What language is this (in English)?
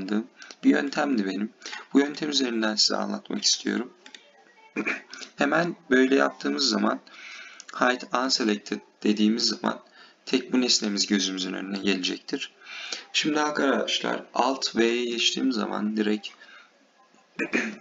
Turkish